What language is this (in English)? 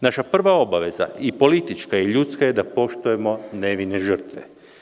Serbian